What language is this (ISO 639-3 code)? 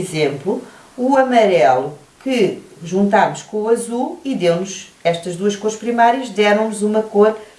por